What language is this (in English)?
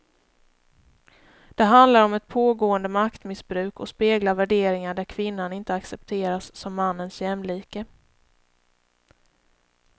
Swedish